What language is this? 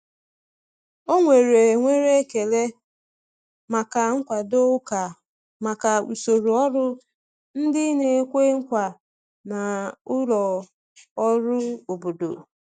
Igbo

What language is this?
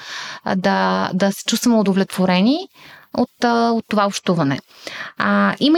Bulgarian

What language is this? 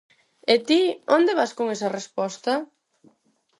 Galician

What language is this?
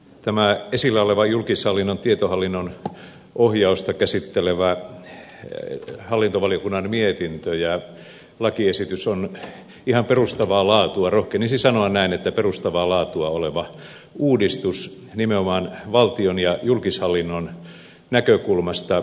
Finnish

